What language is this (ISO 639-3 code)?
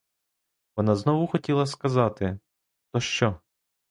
ukr